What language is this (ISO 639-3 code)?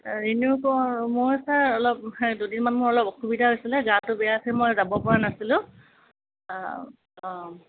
asm